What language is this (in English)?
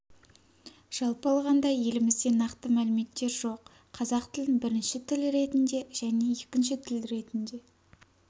Kazakh